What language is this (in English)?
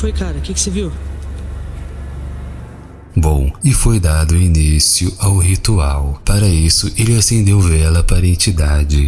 Portuguese